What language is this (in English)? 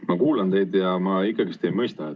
Estonian